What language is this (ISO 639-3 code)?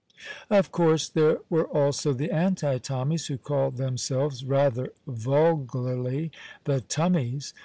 eng